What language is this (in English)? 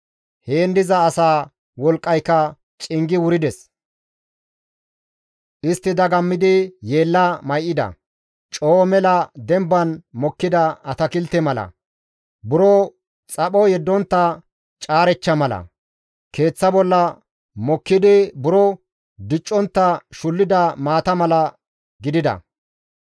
Gamo